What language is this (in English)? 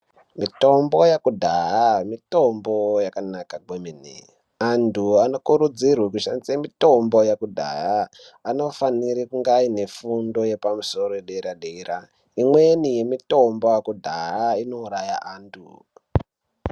Ndau